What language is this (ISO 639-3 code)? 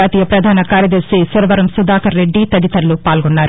tel